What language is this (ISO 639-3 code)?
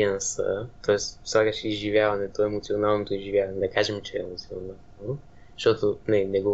bul